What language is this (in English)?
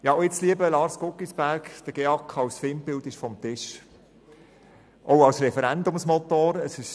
Swiss German